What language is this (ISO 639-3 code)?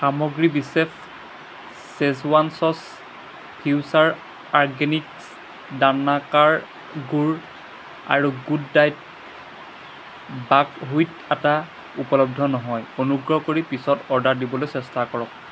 asm